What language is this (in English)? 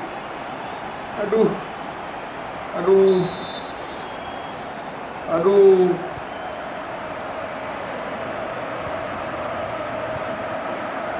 Indonesian